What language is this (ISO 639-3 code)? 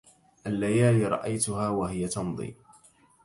ara